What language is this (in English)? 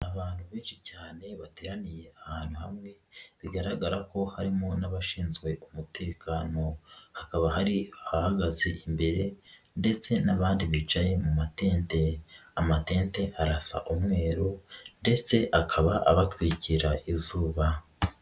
Kinyarwanda